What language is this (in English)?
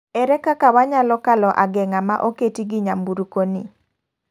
Luo (Kenya and Tanzania)